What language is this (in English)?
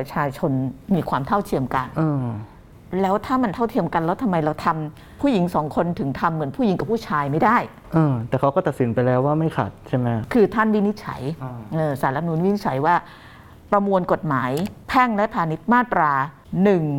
Thai